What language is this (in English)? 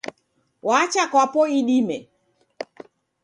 Taita